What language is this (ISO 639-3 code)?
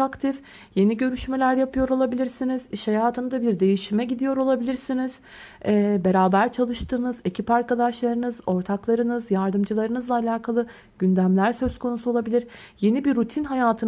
tur